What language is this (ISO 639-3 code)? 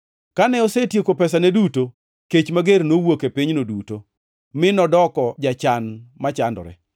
luo